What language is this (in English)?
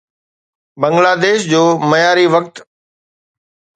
Sindhi